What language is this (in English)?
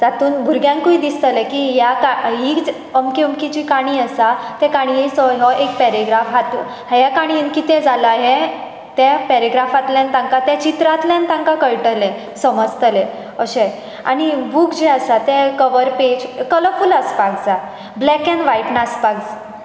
Konkani